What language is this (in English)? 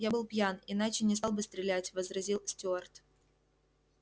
Russian